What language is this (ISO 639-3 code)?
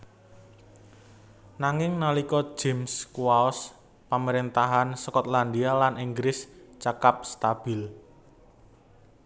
jav